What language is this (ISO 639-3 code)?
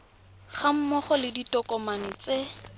tsn